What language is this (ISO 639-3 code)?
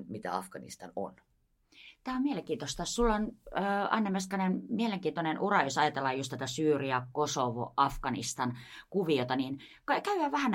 fin